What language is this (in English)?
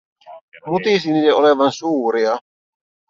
Finnish